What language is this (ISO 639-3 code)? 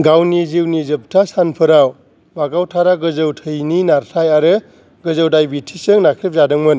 brx